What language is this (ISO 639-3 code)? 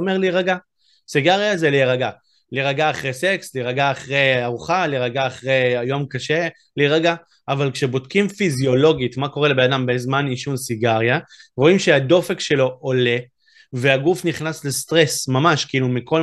heb